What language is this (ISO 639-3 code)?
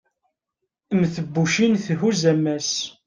kab